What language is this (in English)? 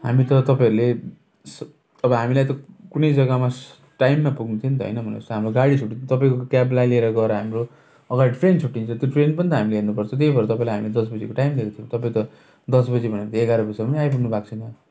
Nepali